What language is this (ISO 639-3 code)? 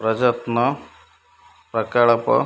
ori